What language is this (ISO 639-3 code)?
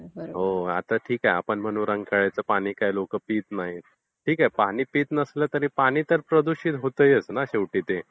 mar